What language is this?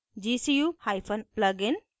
Hindi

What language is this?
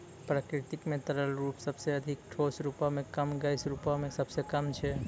Maithili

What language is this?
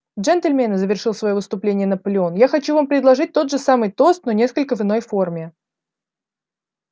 Russian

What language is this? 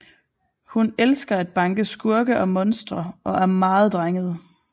Danish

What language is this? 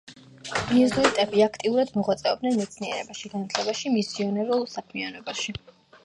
Georgian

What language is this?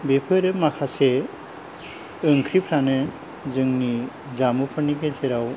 Bodo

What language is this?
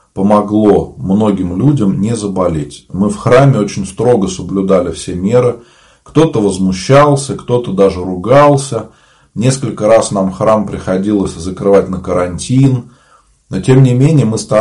Russian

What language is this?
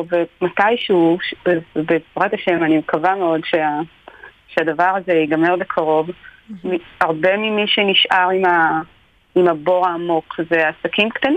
Hebrew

